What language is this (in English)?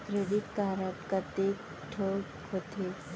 Chhattisgarhi